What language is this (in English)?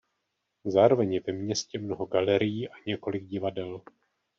Czech